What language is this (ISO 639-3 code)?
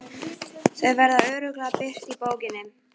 isl